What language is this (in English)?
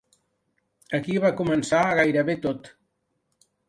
Catalan